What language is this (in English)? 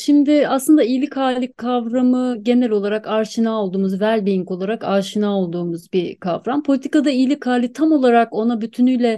Turkish